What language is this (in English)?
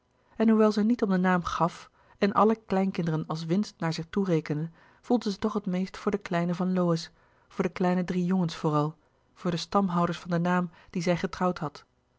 Dutch